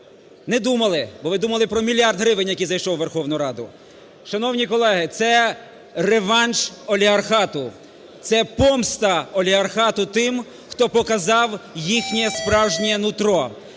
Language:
Ukrainian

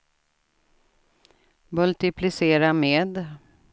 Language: Swedish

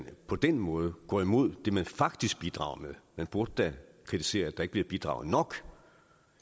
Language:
Danish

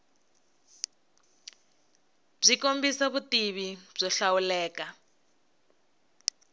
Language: Tsonga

